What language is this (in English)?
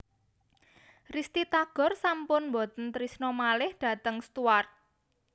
Javanese